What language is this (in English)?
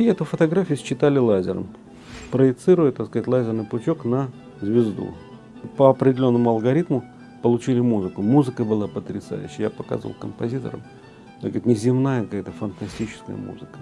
Russian